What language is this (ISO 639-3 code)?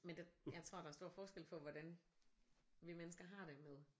dan